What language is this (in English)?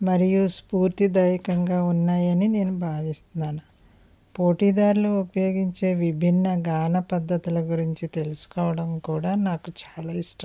Telugu